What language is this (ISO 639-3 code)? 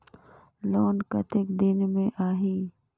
hne